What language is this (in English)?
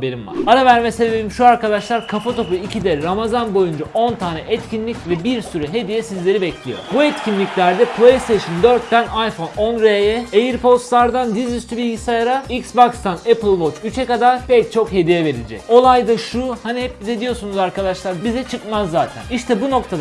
Turkish